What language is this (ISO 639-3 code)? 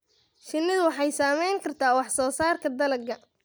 som